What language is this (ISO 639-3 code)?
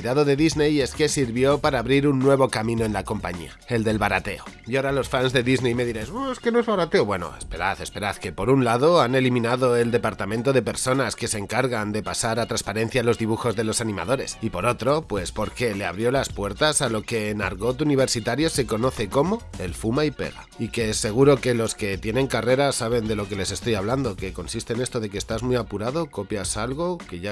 spa